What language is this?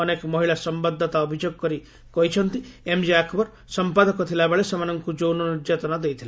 Odia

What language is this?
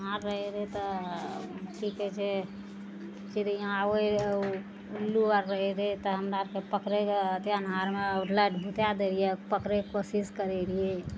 Maithili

